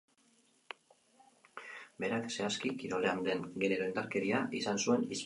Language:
Basque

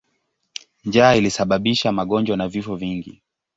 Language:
Swahili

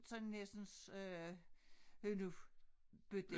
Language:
Danish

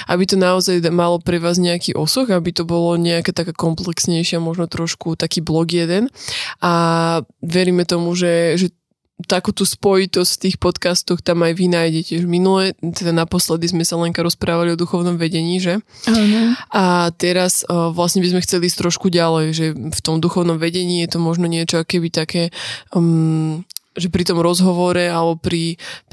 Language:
Slovak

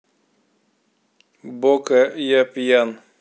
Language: Russian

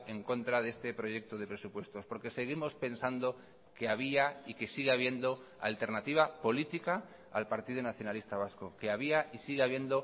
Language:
Spanish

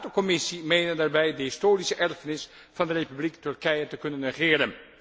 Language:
Dutch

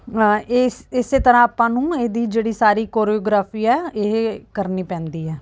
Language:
Punjabi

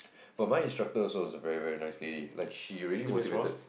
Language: English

